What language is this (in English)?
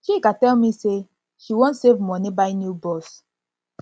Nigerian Pidgin